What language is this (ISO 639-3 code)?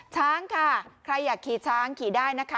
tha